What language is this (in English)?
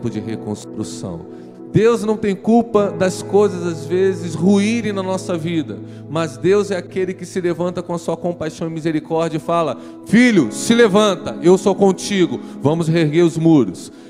Portuguese